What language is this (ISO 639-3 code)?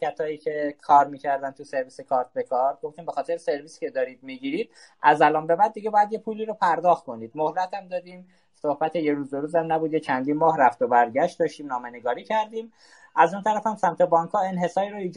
fas